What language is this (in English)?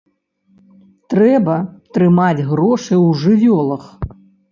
Belarusian